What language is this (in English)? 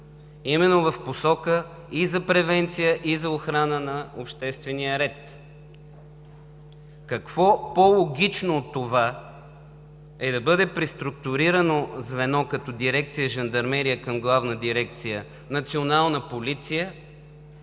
Bulgarian